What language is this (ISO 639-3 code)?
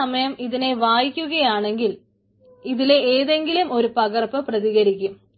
mal